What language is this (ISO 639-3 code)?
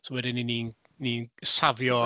cym